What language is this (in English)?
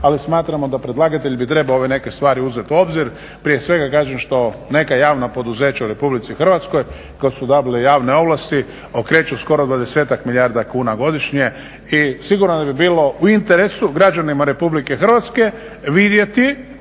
Croatian